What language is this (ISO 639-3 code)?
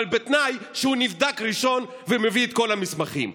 heb